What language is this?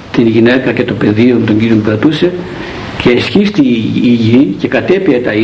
Greek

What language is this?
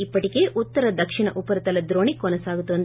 Telugu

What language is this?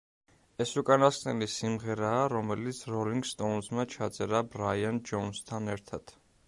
Georgian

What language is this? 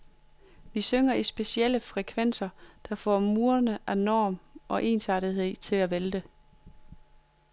Danish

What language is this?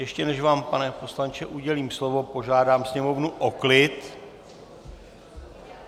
Czech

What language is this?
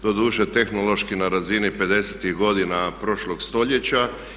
Croatian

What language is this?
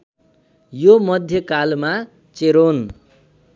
Nepali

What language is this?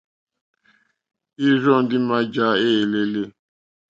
Mokpwe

